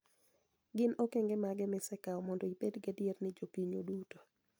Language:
Luo (Kenya and Tanzania)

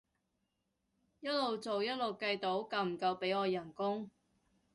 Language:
Cantonese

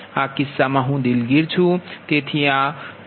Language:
Gujarati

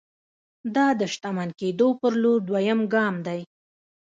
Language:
Pashto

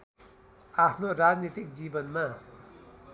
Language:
Nepali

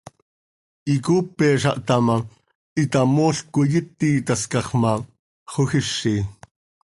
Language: Seri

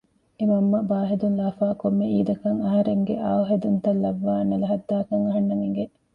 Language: Divehi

